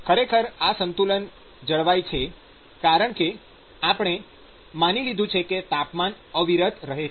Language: Gujarati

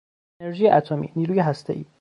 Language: Persian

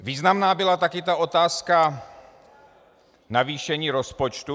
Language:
Czech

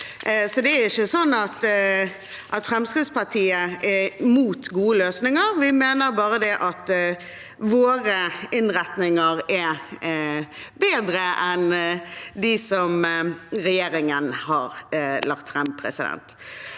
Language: Norwegian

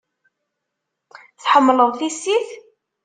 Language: Kabyle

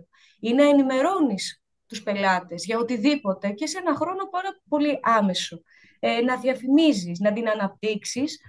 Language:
Greek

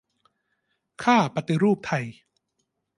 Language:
Thai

